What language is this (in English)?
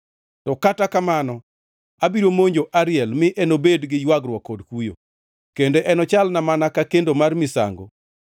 Luo (Kenya and Tanzania)